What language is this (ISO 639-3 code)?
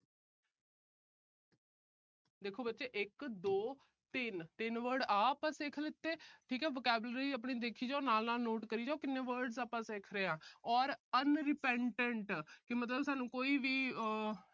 pan